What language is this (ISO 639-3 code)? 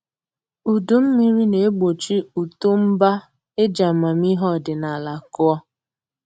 ibo